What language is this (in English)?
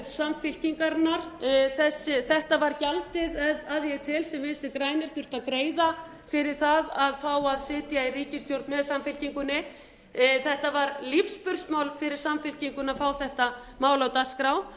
Icelandic